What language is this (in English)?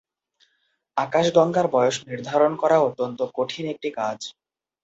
Bangla